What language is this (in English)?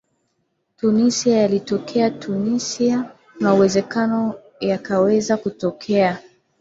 Swahili